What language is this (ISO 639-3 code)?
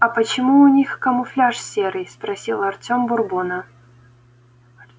rus